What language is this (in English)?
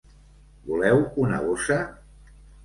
Catalan